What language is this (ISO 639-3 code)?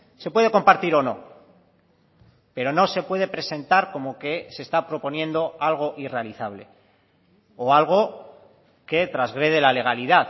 spa